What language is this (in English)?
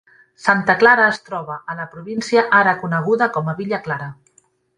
Catalan